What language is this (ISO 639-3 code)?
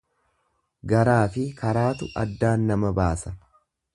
orm